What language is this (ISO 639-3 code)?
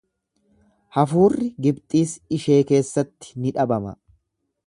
orm